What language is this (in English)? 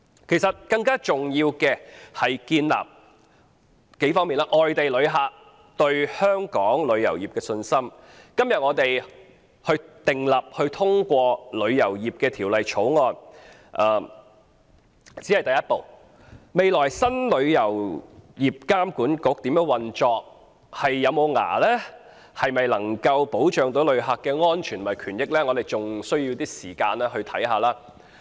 Cantonese